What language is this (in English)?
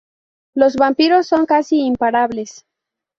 Spanish